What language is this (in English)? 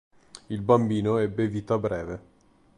Italian